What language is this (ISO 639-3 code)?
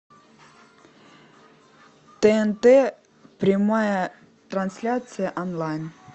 rus